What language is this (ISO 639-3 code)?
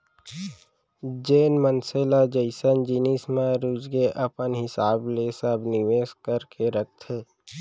hne